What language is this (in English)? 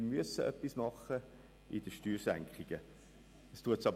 Swiss German